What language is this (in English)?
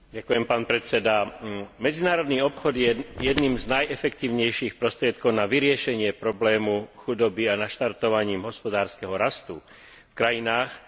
Slovak